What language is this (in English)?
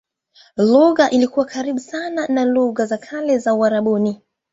Swahili